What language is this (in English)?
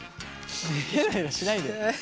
Japanese